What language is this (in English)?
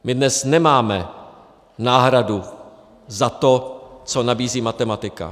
Czech